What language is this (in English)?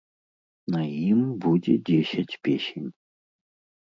Belarusian